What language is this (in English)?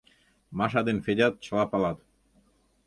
Mari